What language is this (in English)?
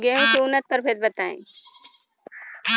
Bhojpuri